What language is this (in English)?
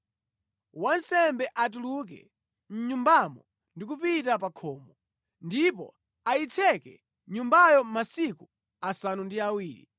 Nyanja